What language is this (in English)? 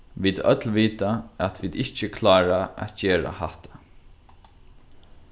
Faroese